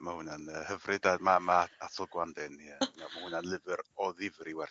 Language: Welsh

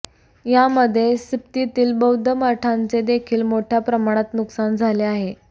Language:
Marathi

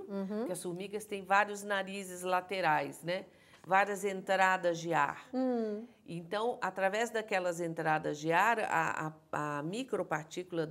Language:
Portuguese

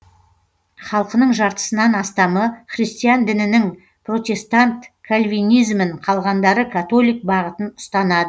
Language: Kazakh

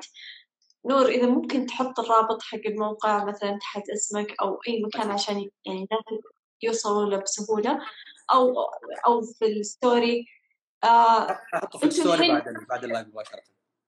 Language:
Arabic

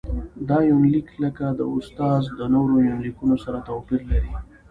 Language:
Pashto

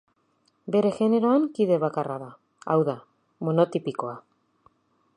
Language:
Basque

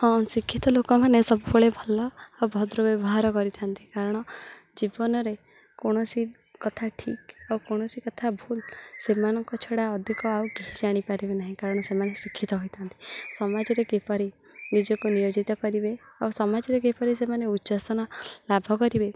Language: Odia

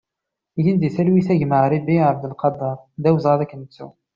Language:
Kabyle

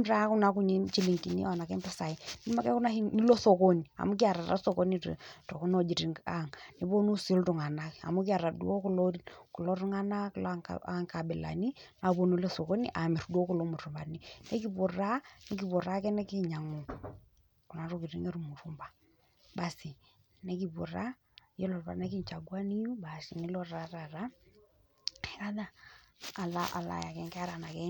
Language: Masai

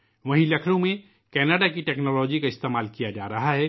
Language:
Urdu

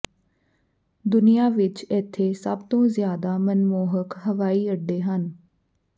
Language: Punjabi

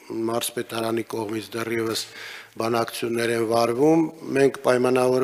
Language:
Dutch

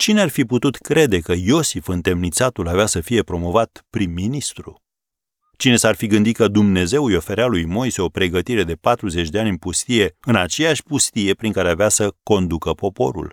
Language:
Romanian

